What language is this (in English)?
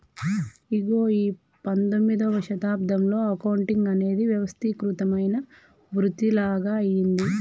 Telugu